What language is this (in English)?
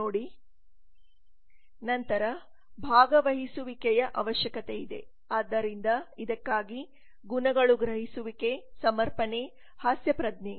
Kannada